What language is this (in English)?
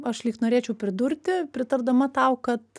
Lithuanian